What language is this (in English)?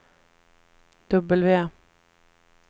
Swedish